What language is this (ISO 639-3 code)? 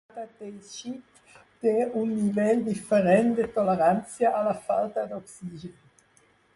cat